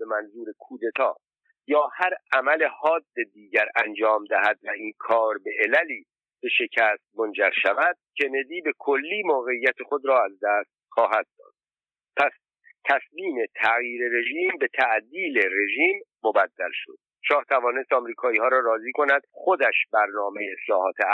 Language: Persian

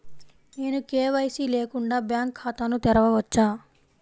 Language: Telugu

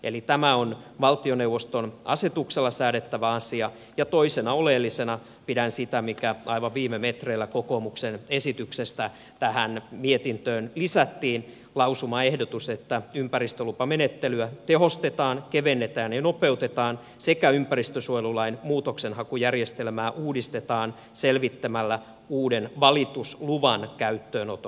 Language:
Finnish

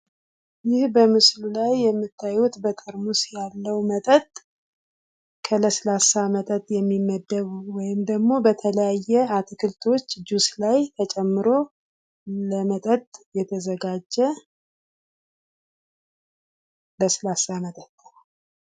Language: Amharic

